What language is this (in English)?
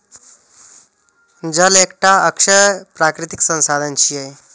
Maithili